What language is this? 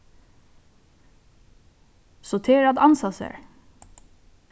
Faroese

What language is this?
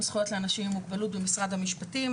Hebrew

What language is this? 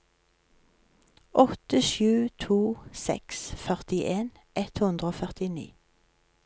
Norwegian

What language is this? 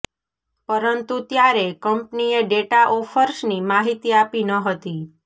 Gujarati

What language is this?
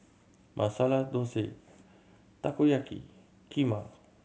English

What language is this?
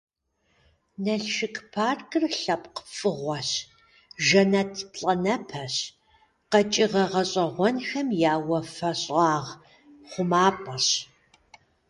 Kabardian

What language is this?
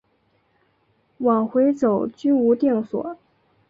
Chinese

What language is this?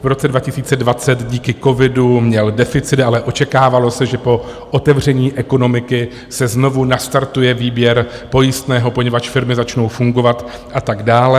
Czech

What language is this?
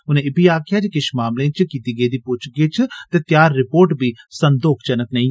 Dogri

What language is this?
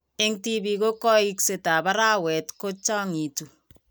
Kalenjin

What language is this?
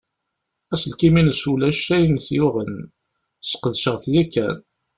Kabyle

